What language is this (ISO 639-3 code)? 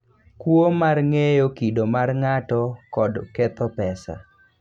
luo